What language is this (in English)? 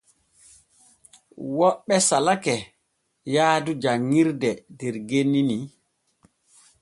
Borgu Fulfulde